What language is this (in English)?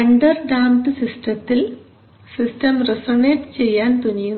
Malayalam